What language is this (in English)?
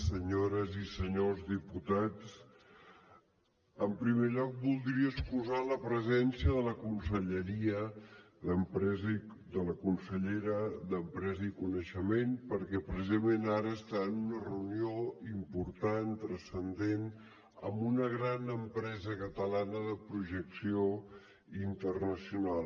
Catalan